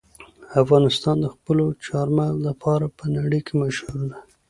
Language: Pashto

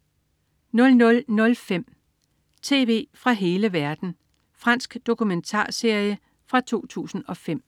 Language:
Danish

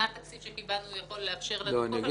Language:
Hebrew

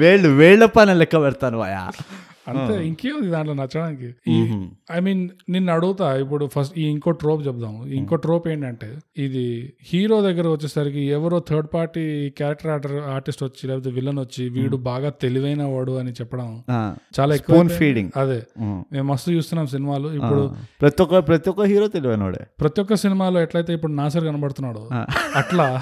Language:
Telugu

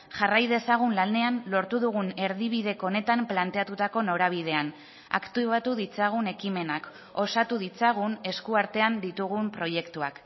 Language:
Basque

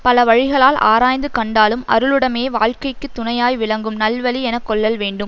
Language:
Tamil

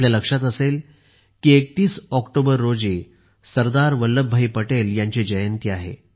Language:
Marathi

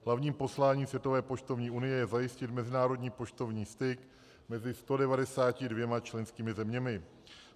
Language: Czech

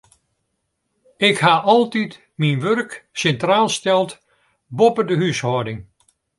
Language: Western Frisian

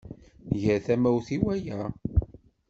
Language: Kabyle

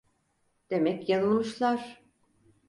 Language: Turkish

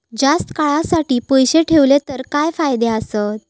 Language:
Marathi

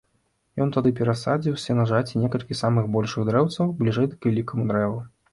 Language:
Belarusian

